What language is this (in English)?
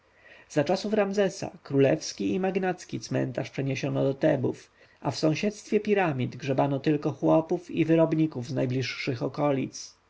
Polish